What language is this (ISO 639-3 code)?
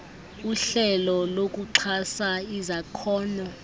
xho